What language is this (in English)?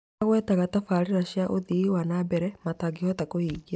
Kikuyu